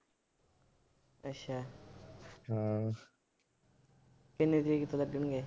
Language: Punjabi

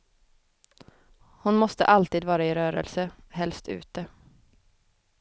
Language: Swedish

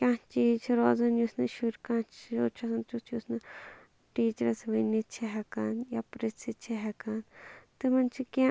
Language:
Kashmiri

